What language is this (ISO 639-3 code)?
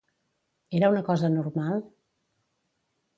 cat